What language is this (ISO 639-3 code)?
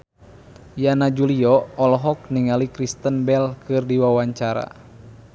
sun